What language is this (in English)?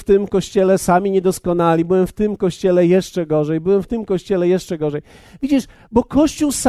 Polish